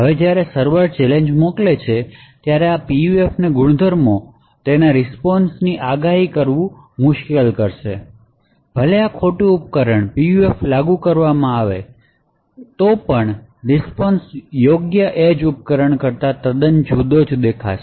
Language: Gujarati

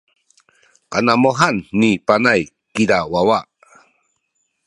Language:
Sakizaya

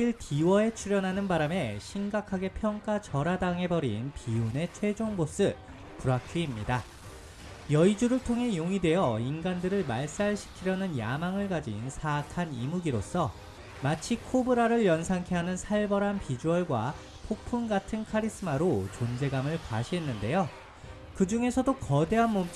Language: Korean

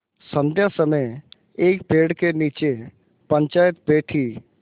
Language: Hindi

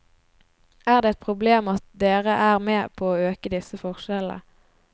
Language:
Norwegian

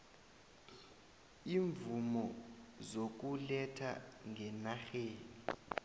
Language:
South Ndebele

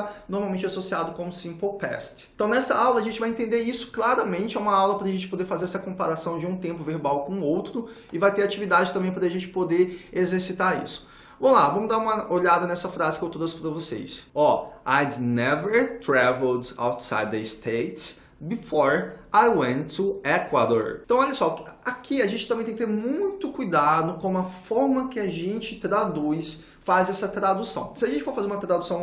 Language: Portuguese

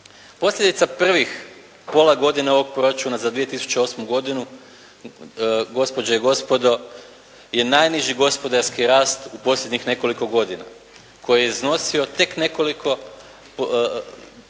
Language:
Croatian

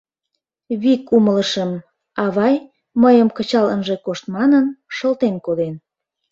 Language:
Mari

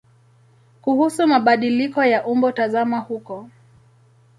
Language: Swahili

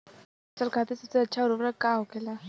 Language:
Bhojpuri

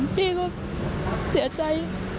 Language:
Thai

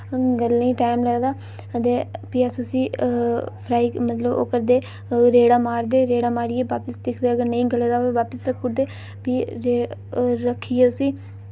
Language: Dogri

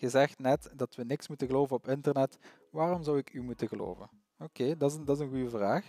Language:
Dutch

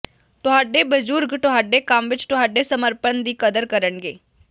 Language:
Punjabi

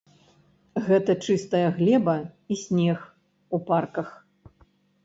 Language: Belarusian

